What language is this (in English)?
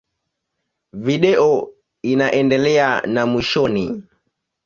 Swahili